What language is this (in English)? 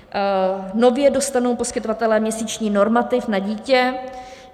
Czech